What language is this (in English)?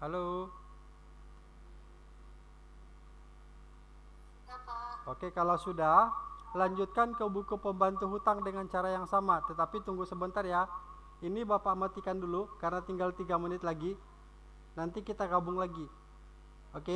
Indonesian